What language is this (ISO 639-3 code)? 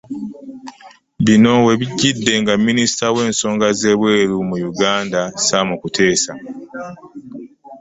lug